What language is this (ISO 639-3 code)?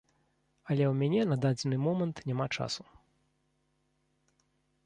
bel